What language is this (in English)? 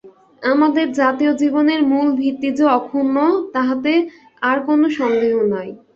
Bangla